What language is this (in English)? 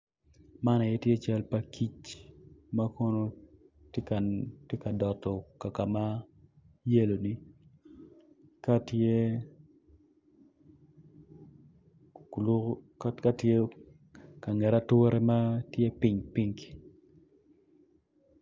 Acoli